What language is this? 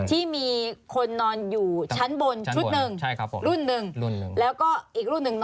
Thai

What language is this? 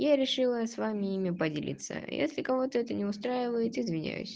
Russian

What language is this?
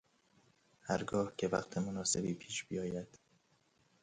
Persian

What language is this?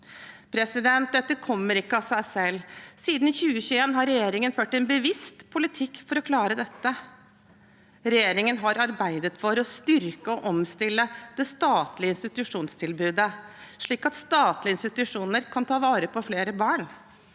Norwegian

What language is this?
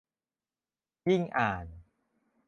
Thai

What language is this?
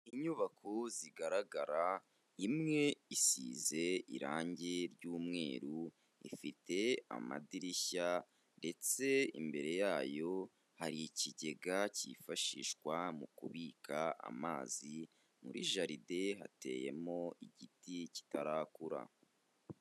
Kinyarwanda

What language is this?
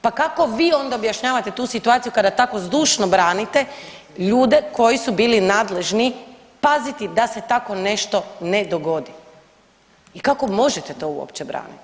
Croatian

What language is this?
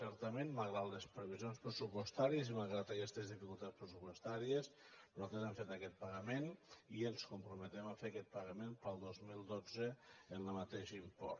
Catalan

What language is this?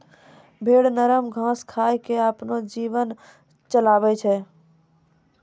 Maithili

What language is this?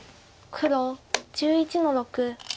Japanese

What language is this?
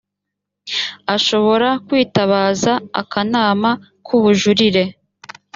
Kinyarwanda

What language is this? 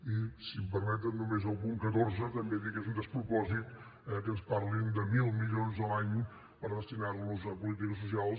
Catalan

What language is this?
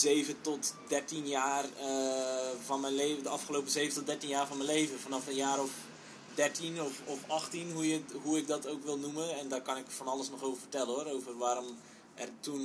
Dutch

